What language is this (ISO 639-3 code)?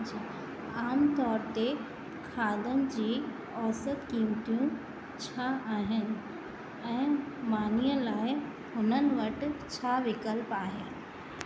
snd